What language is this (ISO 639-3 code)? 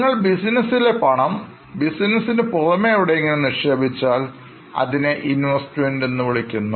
mal